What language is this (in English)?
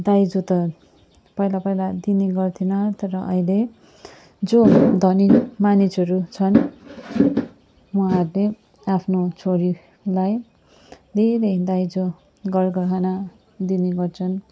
Nepali